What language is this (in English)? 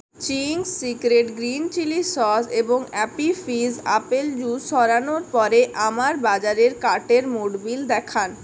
Bangla